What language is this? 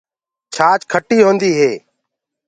Gurgula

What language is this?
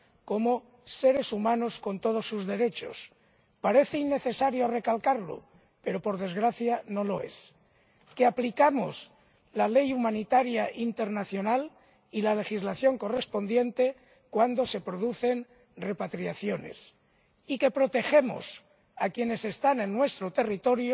Spanish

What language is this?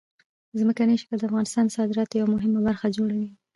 Pashto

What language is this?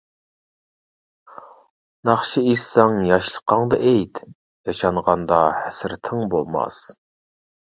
Uyghur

